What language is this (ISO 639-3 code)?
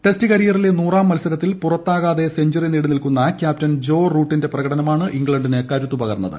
mal